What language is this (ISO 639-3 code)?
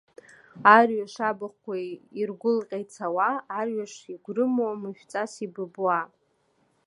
abk